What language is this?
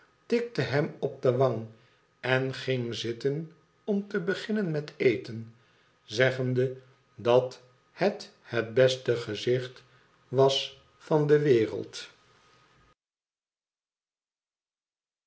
Dutch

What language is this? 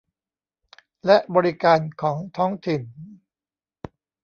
Thai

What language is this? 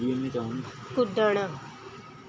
Sindhi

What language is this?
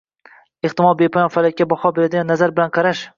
Uzbek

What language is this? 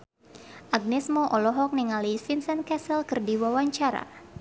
Sundanese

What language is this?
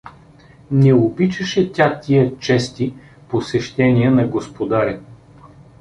Bulgarian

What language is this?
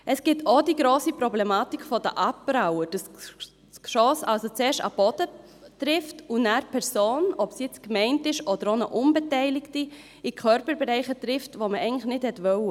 Swiss German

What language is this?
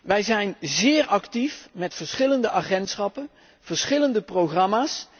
Dutch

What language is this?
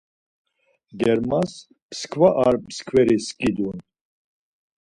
Laz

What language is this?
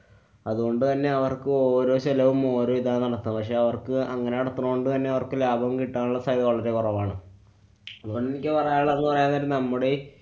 Malayalam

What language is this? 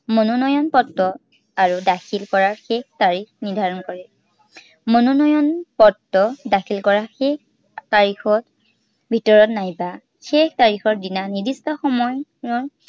Assamese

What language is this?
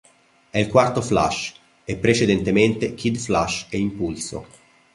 Italian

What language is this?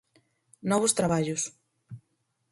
Galician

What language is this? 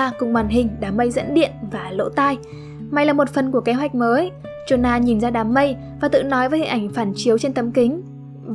Vietnamese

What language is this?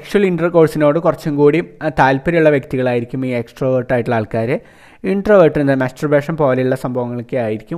Malayalam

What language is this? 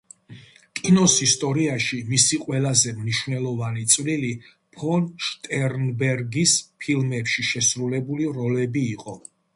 Georgian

